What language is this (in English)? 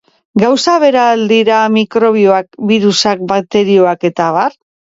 Basque